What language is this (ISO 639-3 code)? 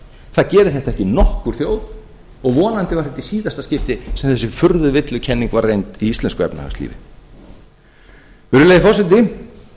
isl